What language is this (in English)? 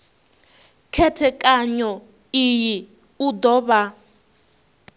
Venda